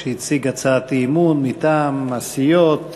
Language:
Hebrew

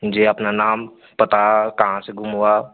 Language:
Hindi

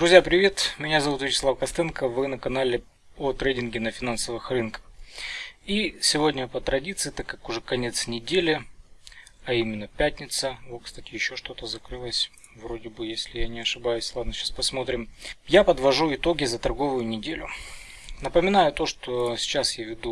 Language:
Russian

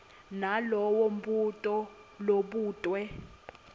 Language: Swati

